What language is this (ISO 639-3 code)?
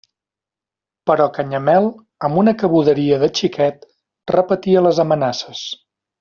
cat